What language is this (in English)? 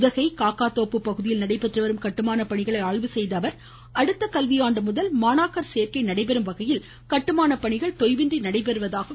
Tamil